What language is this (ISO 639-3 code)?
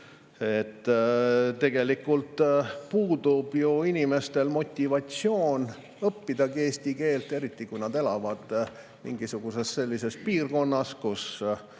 est